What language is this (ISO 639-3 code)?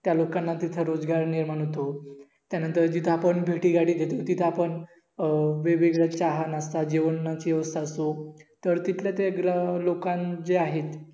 mar